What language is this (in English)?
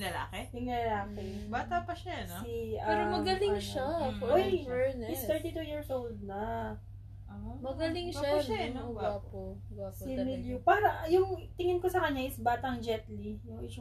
Filipino